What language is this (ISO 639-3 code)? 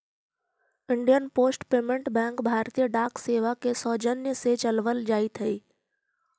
mag